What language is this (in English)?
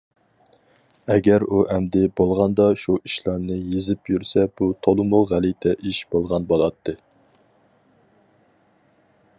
Uyghur